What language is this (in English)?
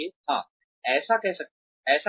Hindi